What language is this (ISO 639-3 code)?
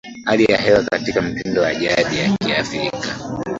swa